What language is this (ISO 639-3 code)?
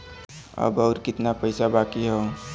bho